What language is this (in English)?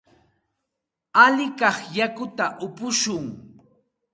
Santa Ana de Tusi Pasco Quechua